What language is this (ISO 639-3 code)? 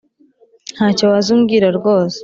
kin